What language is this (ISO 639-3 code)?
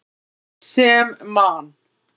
isl